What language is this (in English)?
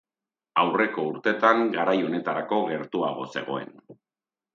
Basque